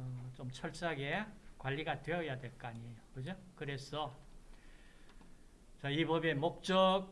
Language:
Korean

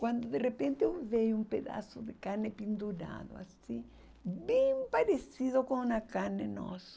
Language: Portuguese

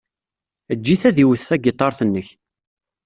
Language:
Kabyle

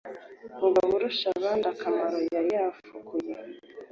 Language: Kinyarwanda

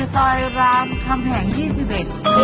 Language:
Thai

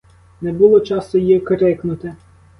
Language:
Ukrainian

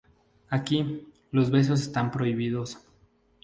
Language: Spanish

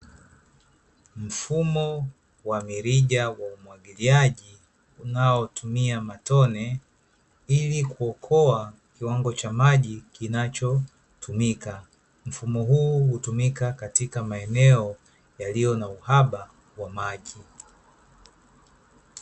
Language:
Swahili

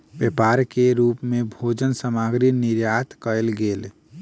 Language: Maithili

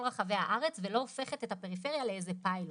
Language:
Hebrew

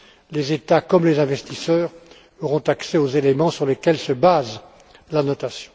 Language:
French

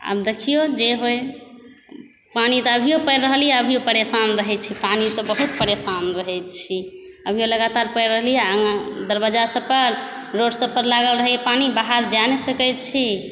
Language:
Maithili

